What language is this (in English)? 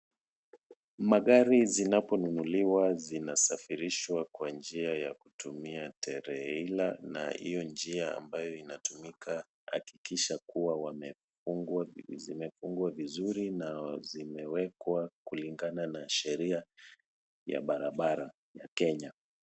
Swahili